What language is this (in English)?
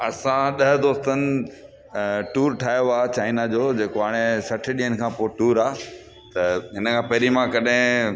Sindhi